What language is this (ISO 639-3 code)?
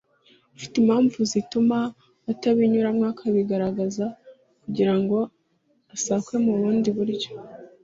kin